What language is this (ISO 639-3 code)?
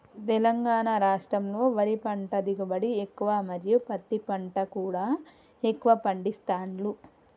tel